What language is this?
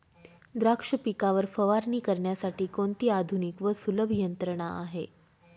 Marathi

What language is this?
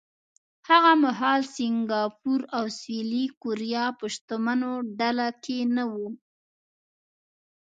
Pashto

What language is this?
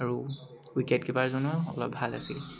Assamese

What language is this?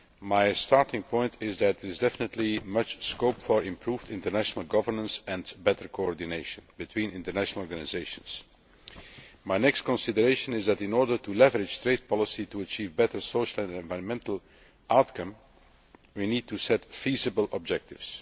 English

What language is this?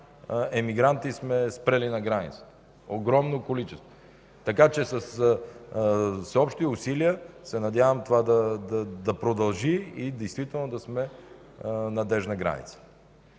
Bulgarian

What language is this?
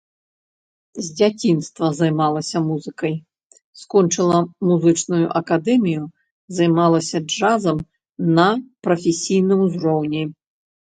Belarusian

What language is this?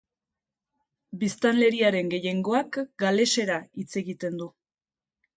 Basque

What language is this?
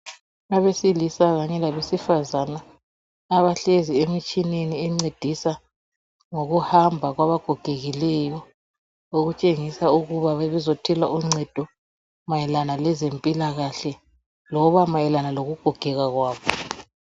North Ndebele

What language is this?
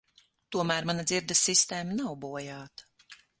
Latvian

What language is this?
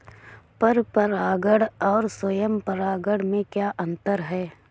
Hindi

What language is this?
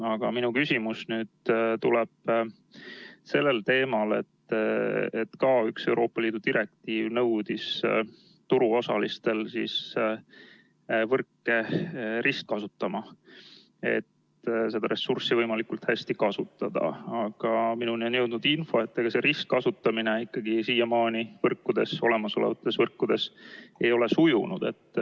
Estonian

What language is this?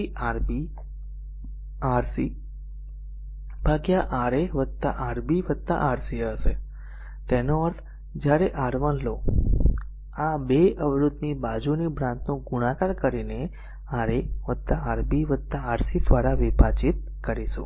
Gujarati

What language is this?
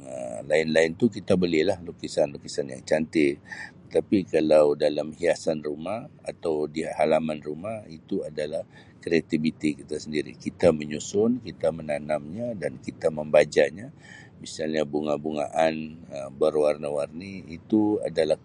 Sabah Malay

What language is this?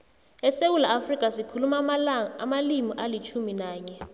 South Ndebele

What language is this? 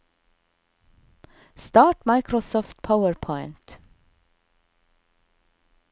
Norwegian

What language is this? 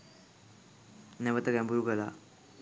Sinhala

